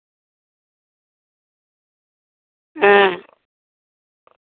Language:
Santali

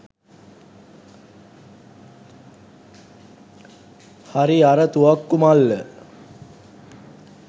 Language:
Sinhala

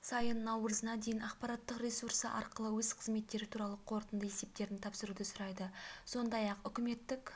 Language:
Kazakh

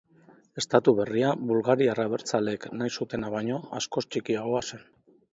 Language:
Basque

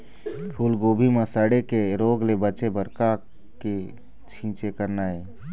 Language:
Chhattisgarhi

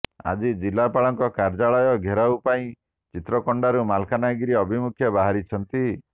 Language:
Odia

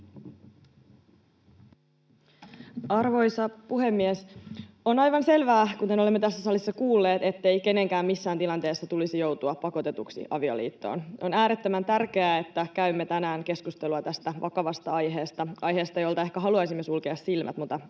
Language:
Finnish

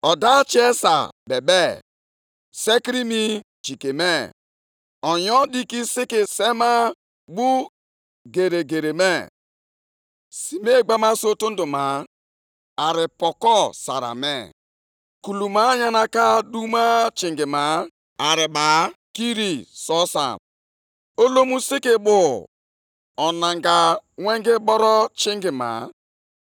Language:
Igbo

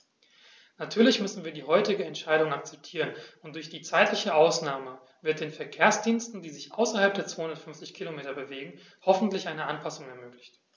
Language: German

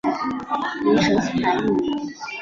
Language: Chinese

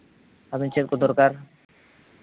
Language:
Santali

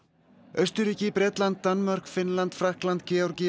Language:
Icelandic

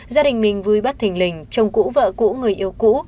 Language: Vietnamese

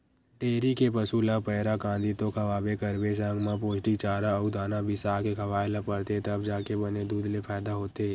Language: Chhattisgarhi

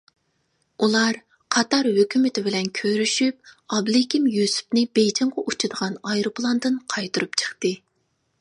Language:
Uyghur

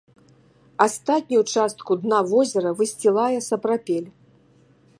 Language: Belarusian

